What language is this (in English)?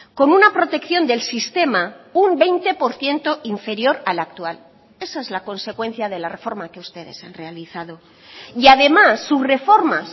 Spanish